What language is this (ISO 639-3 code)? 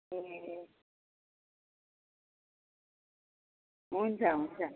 nep